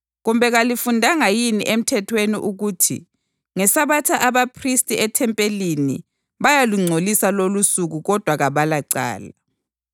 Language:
North Ndebele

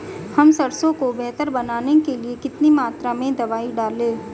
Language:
Hindi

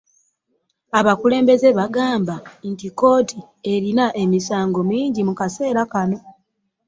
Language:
Ganda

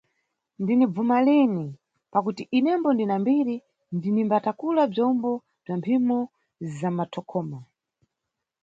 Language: Nyungwe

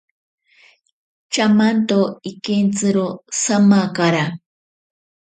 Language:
Ashéninka Perené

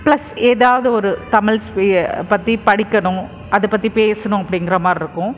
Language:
Tamil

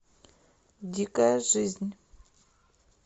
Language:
Russian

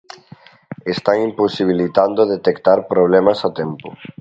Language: Galician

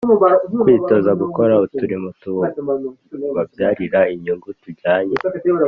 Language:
Kinyarwanda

